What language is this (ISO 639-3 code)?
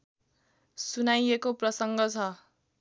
nep